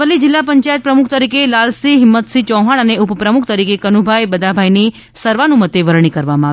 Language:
Gujarati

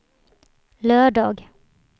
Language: Swedish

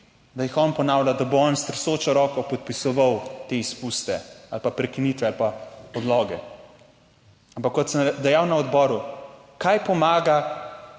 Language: Slovenian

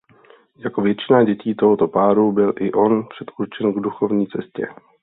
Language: Czech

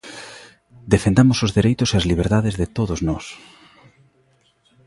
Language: Galician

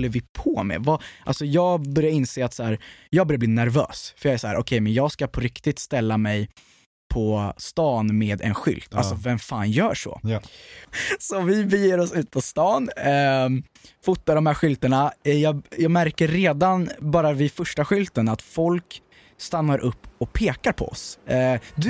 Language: Swedish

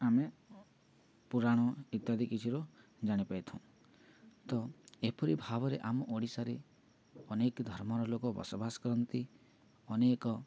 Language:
Odia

